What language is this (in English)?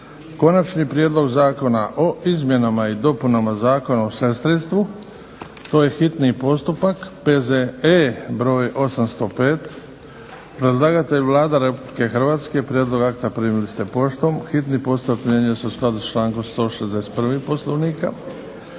Croatian